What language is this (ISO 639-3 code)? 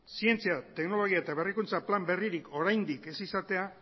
eus